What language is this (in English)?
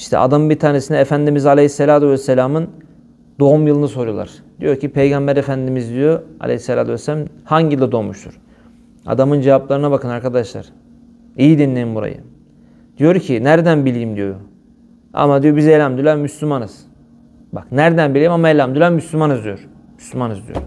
Turkish